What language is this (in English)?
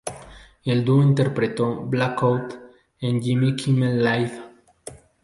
Spanish